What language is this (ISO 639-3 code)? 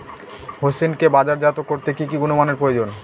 ben